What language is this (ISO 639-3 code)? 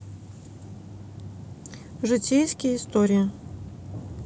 rus